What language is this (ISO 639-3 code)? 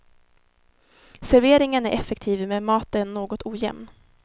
swe